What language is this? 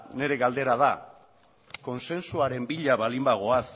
Basque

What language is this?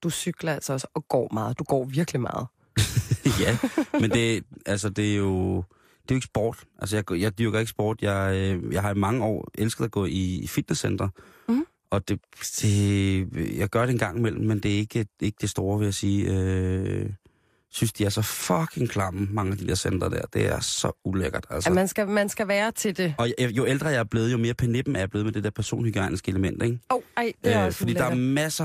Danish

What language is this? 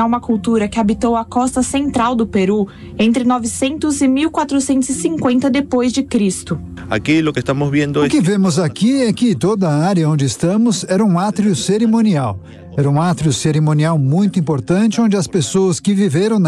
Portuguese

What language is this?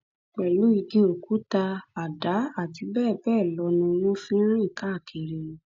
Yoruba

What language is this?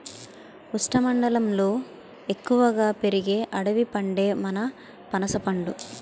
Telugu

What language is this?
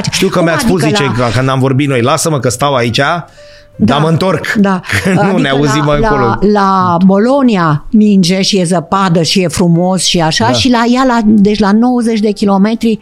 Romanian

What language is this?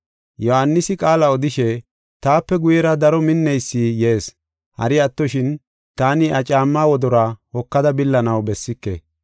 Gofa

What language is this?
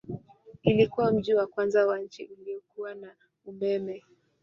Swahili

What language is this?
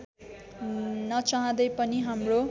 Nepali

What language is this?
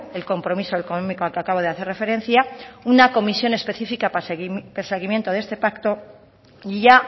Spanish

